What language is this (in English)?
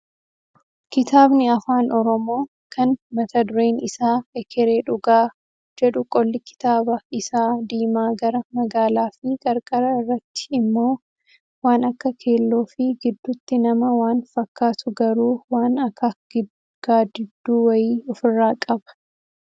Oromo